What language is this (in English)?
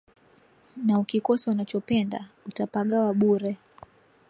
Swahili